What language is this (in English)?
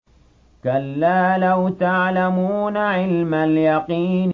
Arabic